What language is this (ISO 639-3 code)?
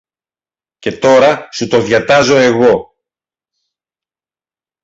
ell